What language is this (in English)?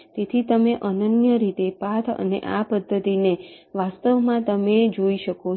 Gujarati